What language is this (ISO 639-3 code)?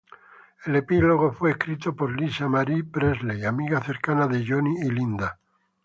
spa